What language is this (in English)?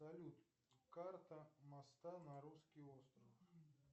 Russian